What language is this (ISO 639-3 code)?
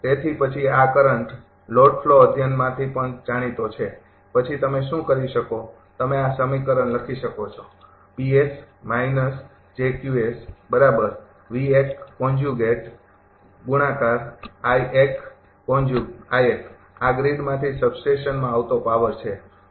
guj